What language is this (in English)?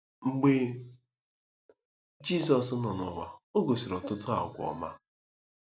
Igbo